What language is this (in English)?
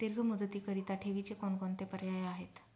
Marathi